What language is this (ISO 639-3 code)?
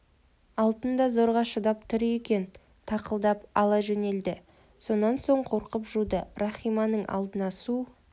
kaz